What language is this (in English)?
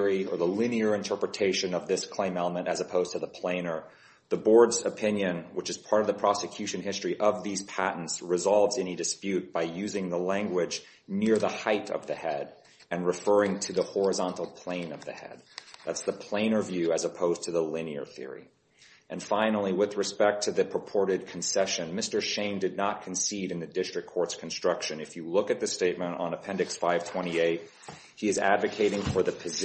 English